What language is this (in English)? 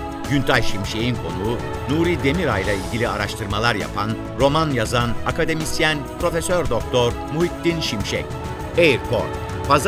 Turkish